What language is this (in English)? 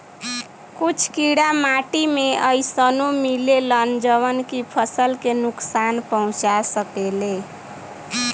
Bhojpuri